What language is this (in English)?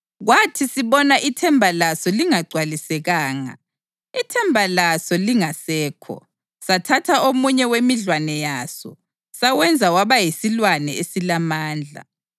North Ndebele